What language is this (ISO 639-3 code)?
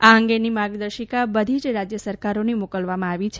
guj